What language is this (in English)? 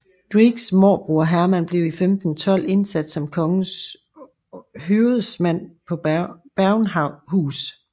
Danish